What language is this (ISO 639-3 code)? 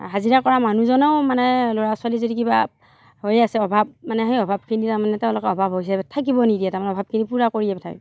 asm